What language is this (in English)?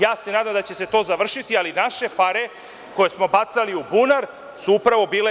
Serbian